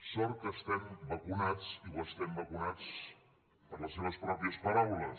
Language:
Catalan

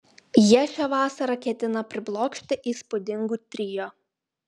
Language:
Lithuanian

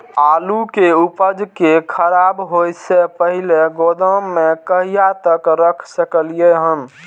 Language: Maithili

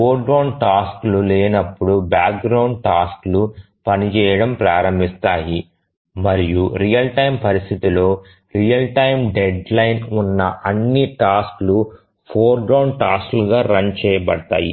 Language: Telugu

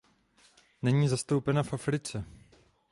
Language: Czech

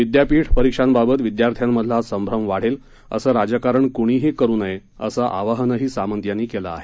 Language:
Marathi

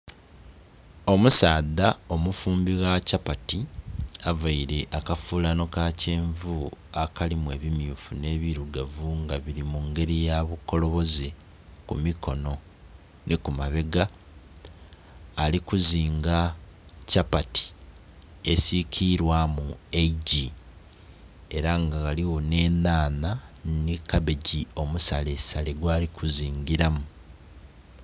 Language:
Soga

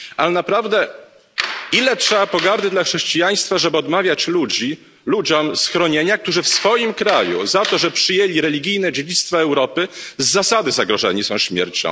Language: Polish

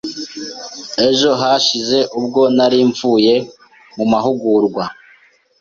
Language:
Kinyarwanda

